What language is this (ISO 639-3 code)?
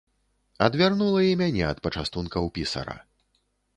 bel